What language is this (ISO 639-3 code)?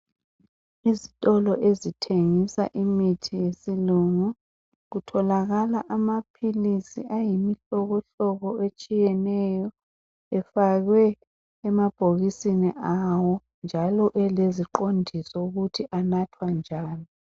nde